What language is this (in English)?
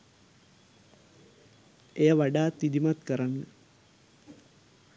Sinhala